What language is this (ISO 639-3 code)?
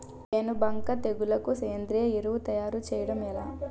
tel